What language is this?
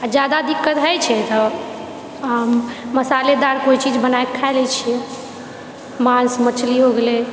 Maithili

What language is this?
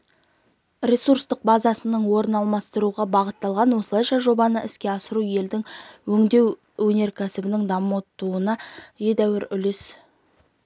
Kazakh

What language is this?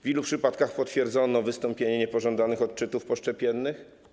Polish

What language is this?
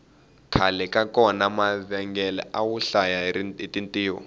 Tsonga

